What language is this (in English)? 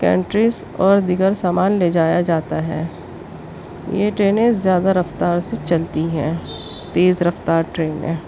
Urdu